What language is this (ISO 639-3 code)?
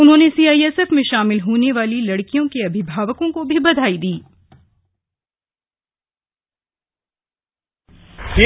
hin